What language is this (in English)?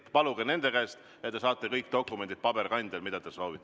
Estonian